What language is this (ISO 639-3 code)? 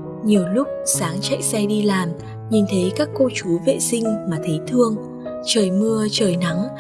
vie